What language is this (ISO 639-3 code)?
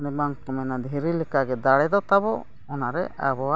sat